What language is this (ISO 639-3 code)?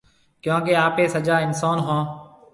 mve